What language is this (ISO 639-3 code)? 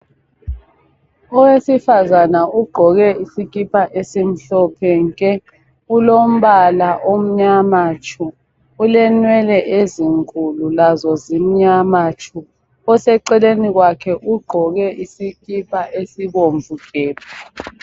nde